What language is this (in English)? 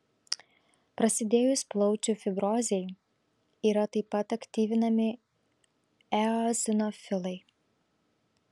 Lithuanian